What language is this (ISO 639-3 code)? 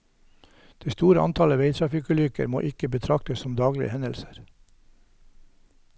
nor